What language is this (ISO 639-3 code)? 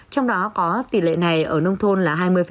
vie